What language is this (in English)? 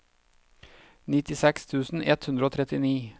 Norwegian